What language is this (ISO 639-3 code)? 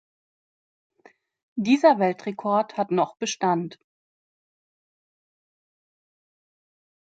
deu